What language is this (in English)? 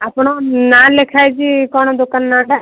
Odia